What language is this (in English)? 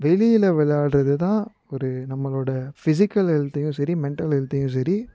Tamil